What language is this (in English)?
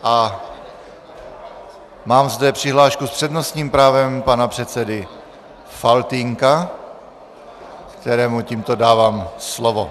Czech